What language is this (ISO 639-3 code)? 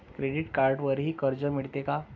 mar